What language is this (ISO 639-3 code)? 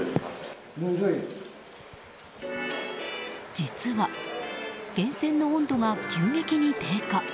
jpn